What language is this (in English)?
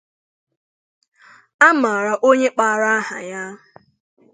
Igbo